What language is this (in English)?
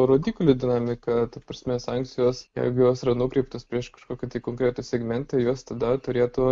Lithuanian